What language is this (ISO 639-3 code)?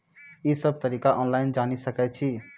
mai